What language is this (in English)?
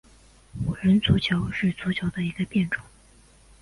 Chinese